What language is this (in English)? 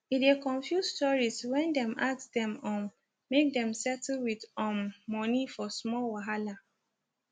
Nigerian Pidgin